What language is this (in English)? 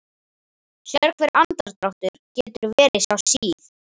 Icelandic